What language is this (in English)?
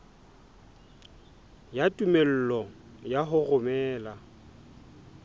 Southern Sotho